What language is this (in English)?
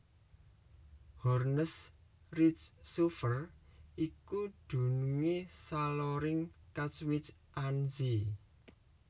Javanese